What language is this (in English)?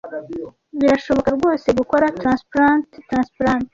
Kinyarwanda